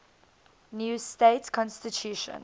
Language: English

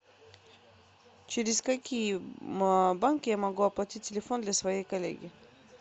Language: Russian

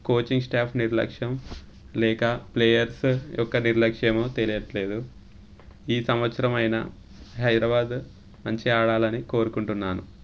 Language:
Telugu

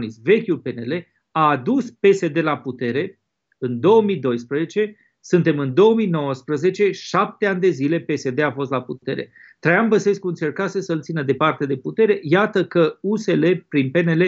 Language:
Romanian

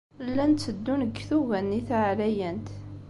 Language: Kabyle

